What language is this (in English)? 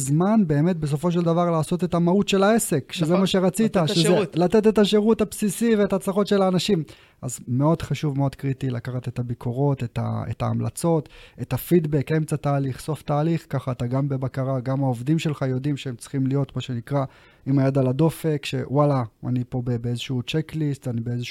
Hebrew